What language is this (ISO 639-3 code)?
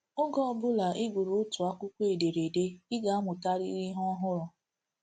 ibo